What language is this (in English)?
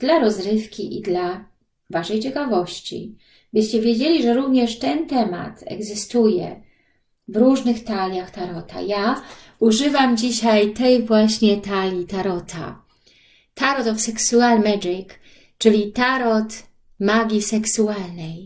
Polish